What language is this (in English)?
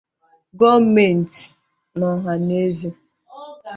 Igbo